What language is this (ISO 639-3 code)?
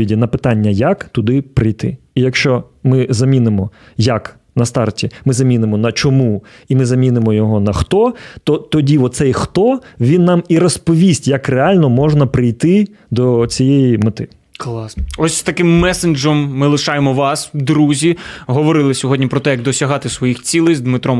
ukr